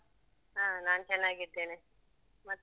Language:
Kannada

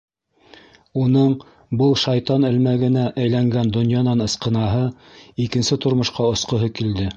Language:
Bashkir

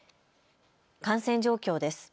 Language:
Japanese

